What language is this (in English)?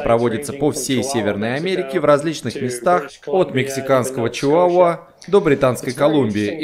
Russian